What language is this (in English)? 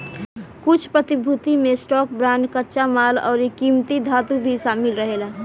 Bhojpuri